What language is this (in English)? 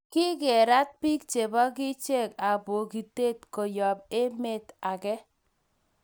Kalenjin